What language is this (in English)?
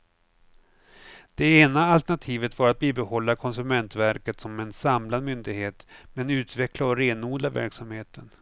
Swedish